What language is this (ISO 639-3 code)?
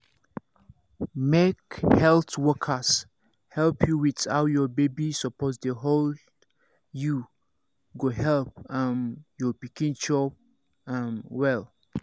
pcm